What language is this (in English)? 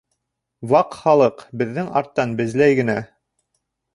Bashkir